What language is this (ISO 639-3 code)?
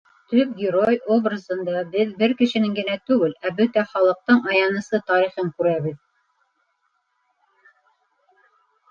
bak